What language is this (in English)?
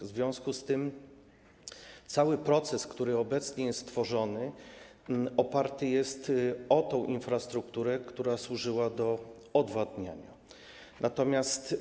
Polish